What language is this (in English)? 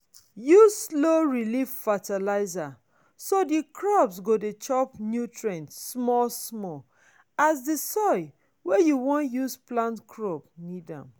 Nigerian Pidgin